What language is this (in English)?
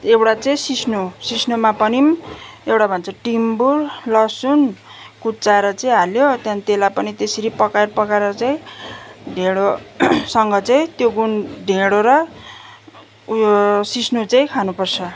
Nepali